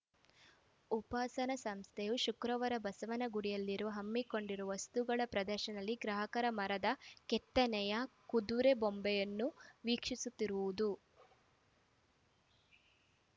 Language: Kannada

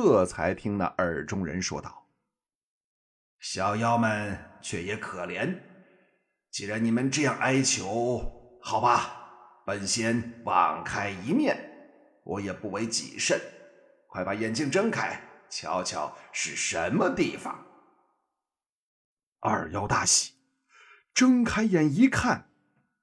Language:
Chinese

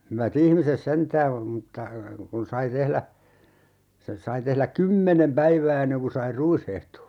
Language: Finnish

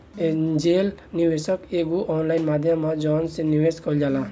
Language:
Bhojpuri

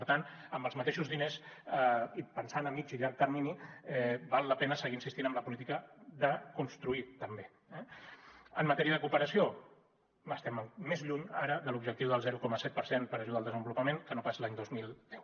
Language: Catalan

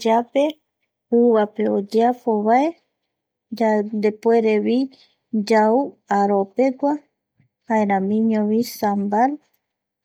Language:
Eastern Bolivian Guaraní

